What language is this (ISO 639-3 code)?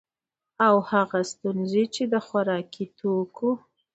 pus